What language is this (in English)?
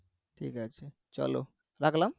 Bangla